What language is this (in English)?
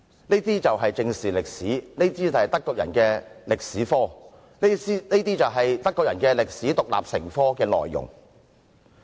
Cantonese